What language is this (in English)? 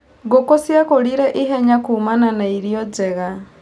Kikuyu